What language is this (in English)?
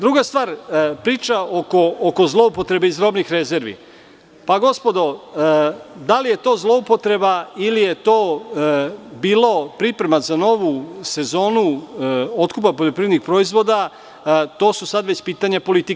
Serbian